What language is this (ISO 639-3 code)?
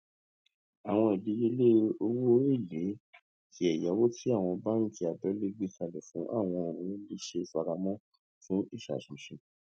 yor